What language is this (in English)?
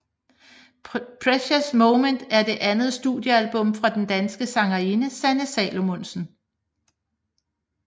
Danish